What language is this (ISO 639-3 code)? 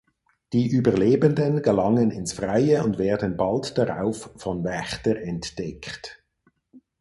deu